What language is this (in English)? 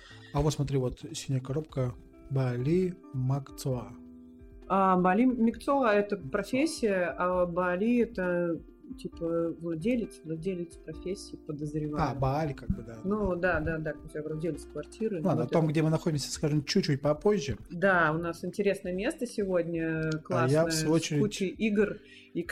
Russian